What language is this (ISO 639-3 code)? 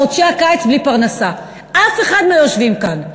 heb